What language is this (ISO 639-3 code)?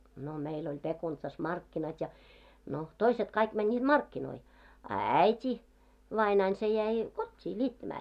fin